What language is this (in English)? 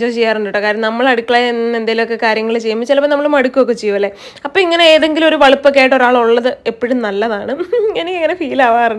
Malayalam